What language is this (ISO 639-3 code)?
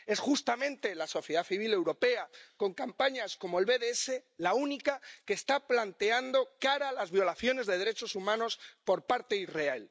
spa